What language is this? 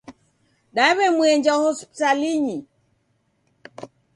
Taita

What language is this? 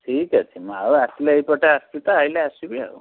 Odia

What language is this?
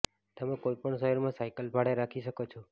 Gujarati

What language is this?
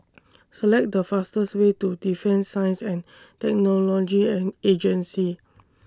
English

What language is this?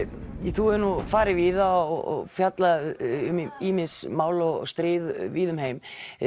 Icelandic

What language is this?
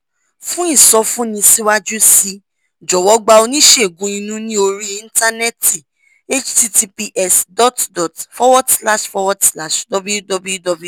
Yoruba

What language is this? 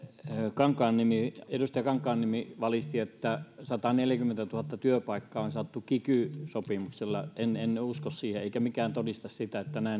Finnish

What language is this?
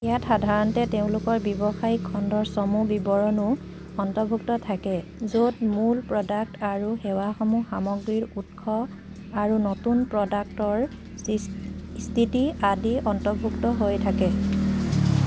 Assamese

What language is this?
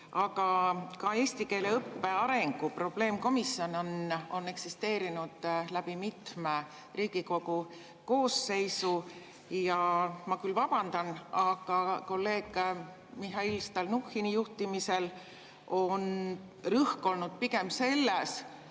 Estonian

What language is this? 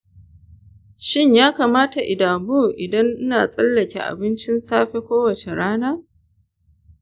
Hausa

